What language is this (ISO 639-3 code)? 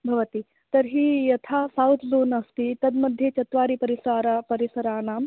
san